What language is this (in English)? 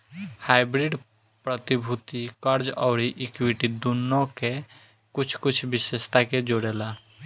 Bhojpuri